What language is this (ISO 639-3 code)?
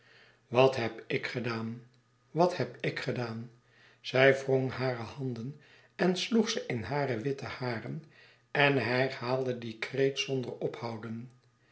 nld